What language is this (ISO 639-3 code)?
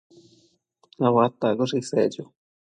mcf